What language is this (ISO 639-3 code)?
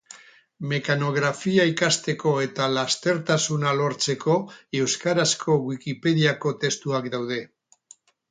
eus